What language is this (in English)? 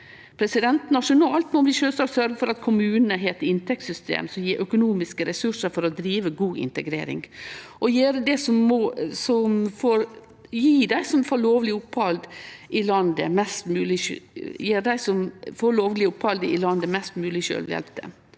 Norwegian